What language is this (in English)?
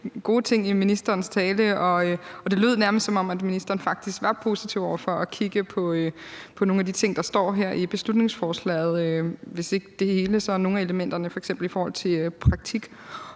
Danish